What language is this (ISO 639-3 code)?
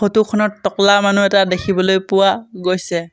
asm